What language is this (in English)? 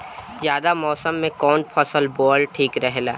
Bhojpuri